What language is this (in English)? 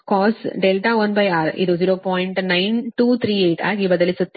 Kannada